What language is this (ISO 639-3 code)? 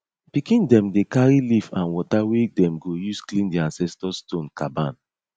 pcm